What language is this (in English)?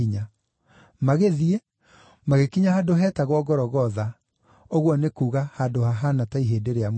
Kikuyu